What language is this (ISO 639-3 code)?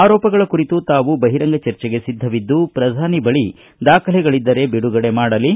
kan